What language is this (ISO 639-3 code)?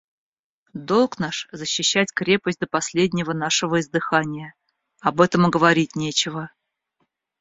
rus